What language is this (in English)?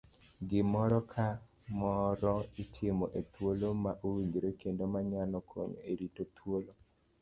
Luo (Kenya and Tanzania)